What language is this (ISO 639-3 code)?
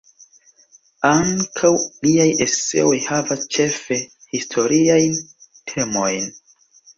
epo